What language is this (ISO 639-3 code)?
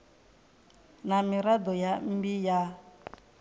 ven